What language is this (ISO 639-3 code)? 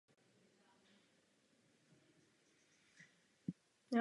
ces